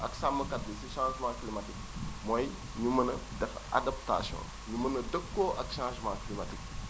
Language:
Wolof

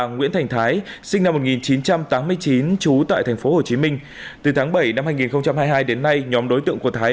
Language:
Vietnamese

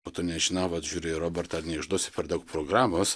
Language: Lithuanian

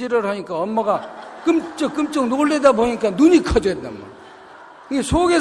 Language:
Korean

